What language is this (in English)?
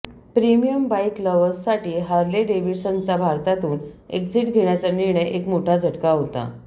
Marathi